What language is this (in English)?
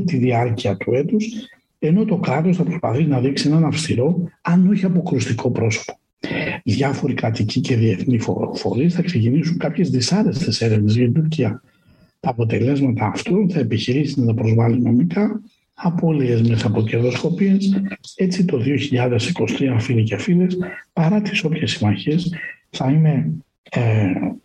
Greek